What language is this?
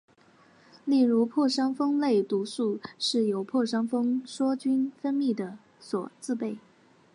Chinese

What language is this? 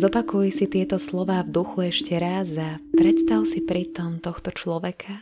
Slovak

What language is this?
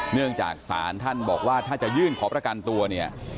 Thai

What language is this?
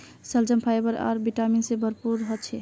Magahi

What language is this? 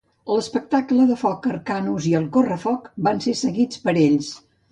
Catalan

